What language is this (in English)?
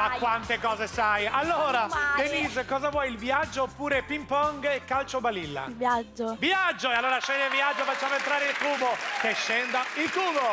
Italian